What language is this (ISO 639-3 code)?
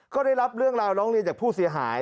tha